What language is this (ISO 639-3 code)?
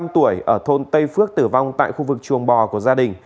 vie